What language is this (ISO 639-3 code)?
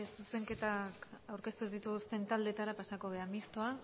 eus